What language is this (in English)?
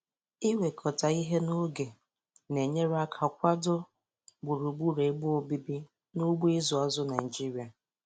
Igbo